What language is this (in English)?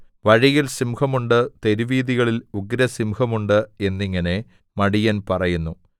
Malayalam